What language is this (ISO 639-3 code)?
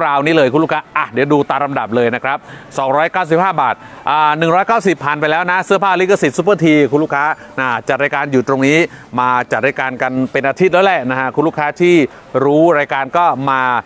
tha